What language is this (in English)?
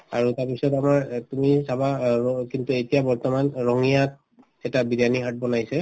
Assamese